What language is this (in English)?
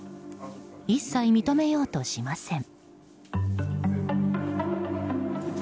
Japanese